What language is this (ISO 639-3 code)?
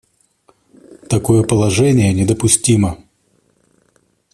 rus